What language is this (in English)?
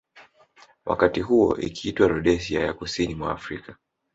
Swahili